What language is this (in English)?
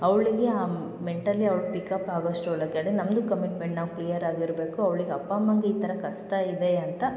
Kannada